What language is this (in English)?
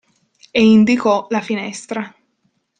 Italian